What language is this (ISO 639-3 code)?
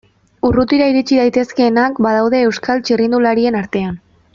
eus